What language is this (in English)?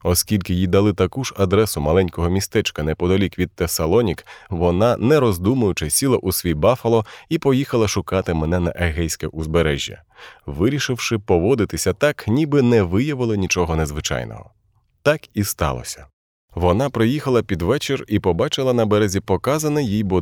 Ukrainian